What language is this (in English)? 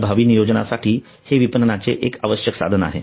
Marathi